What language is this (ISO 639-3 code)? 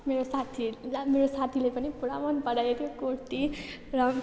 nep